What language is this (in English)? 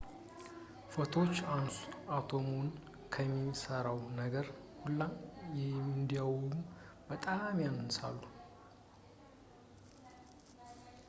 Amharic